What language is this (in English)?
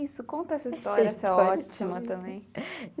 Portuguese